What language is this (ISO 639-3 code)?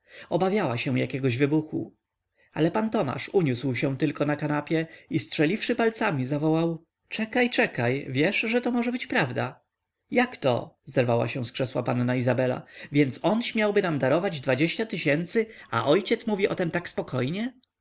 pol